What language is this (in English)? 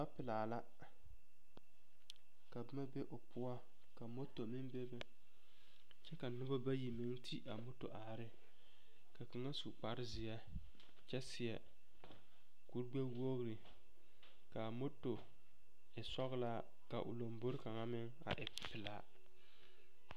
Southern Dagaare